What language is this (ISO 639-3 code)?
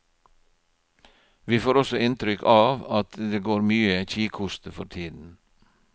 nor